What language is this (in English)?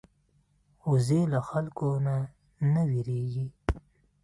Pashto